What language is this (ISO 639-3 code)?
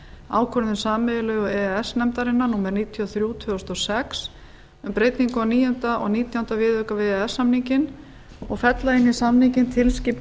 isl